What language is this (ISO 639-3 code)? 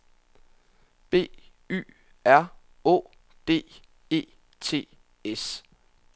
dan